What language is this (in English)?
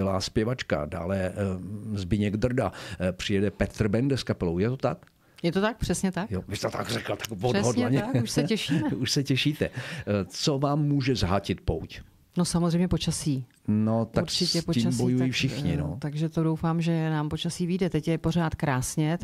Czech